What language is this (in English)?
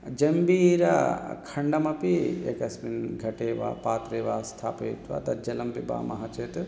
Sanskrit